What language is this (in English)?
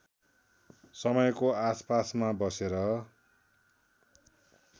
Nepali